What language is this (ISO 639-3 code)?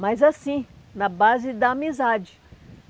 por